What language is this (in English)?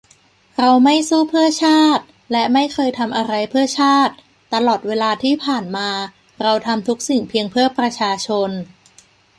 Thai